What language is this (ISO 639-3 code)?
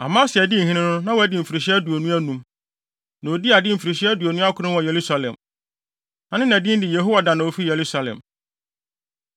aka